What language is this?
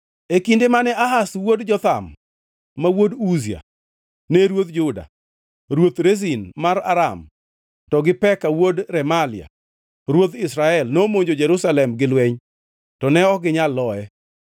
Luo (Kenya and Tanzania)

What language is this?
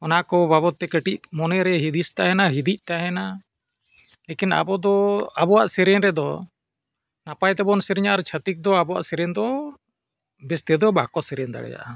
Santali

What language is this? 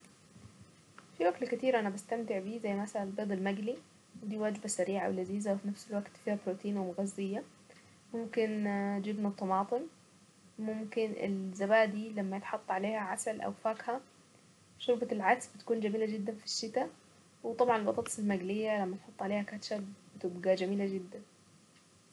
Saidi Arabic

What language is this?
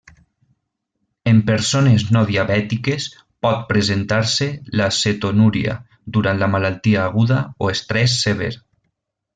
Catalan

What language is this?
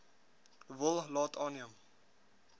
Afrikaans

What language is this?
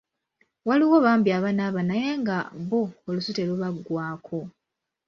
Ganda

